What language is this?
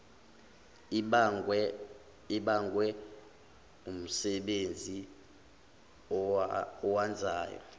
Zulu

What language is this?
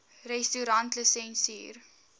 Afrikaans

